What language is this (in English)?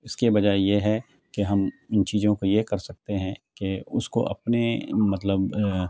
Urdu